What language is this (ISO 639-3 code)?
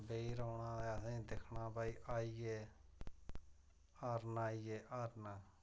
doi